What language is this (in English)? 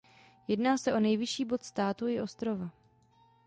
Czech